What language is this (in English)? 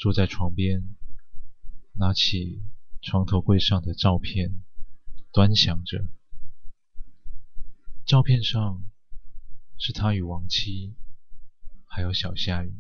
Chinese